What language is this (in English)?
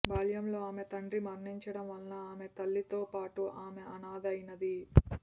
Telugu